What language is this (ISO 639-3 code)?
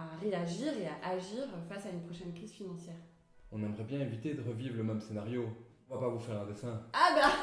fra